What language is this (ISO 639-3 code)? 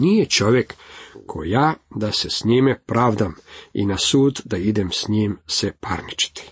hrv